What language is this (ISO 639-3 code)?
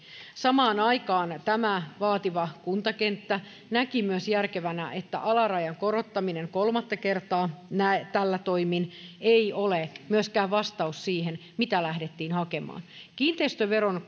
fin